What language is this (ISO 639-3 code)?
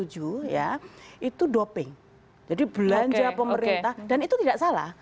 ind